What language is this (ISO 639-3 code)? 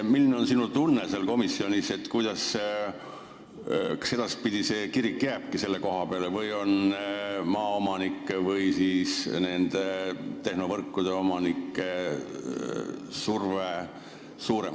est